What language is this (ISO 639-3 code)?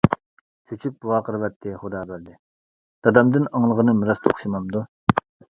uig